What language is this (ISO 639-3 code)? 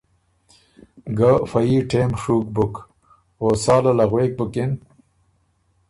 oru